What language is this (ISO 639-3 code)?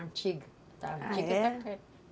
por